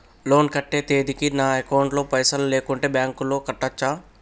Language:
Telugu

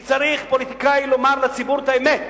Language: Hebrew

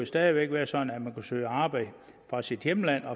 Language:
Danish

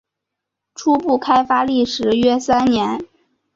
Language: Chinese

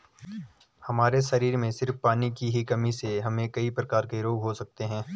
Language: Hindi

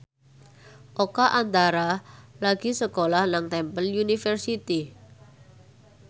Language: Javanese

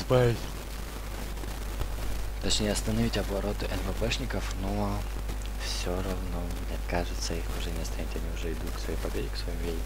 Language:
Russian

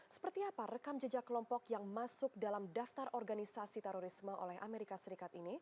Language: Indonesian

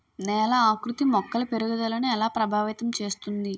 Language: Telugu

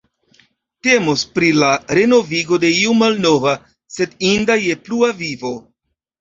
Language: Esperanto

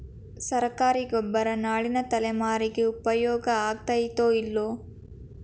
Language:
Kannada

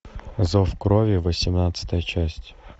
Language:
Russian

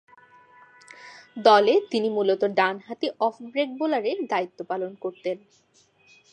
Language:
Bangla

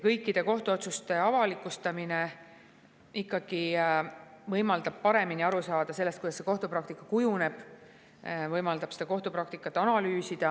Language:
Estonian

